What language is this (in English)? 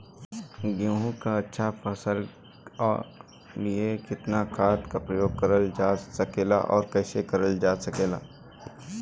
Bhojpuri